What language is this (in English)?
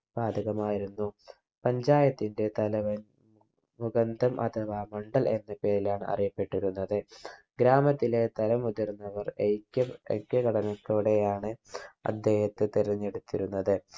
Malayalam